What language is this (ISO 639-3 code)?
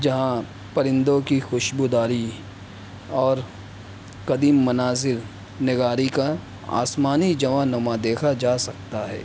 urd